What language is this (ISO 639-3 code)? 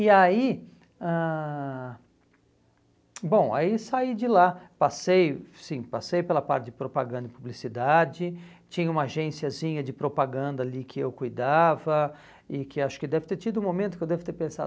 por